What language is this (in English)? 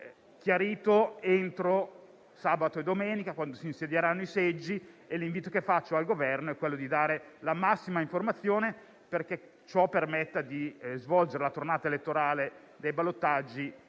Italian